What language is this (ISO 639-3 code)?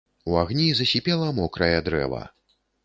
bel